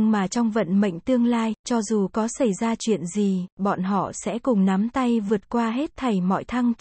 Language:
Vietnamese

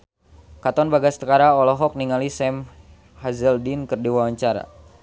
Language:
Sundanese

